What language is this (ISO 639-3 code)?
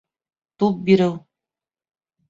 bak